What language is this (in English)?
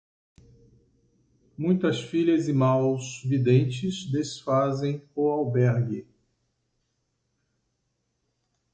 Portuguese